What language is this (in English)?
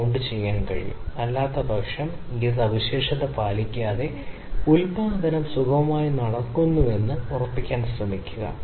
Malayalam